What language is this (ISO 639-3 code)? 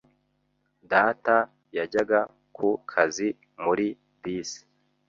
kin